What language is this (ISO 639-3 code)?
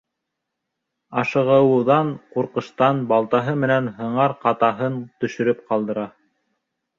bak